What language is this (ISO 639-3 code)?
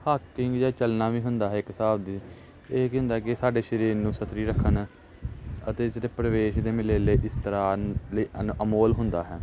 pan